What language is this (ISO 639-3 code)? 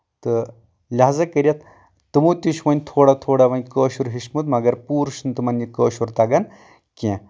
kas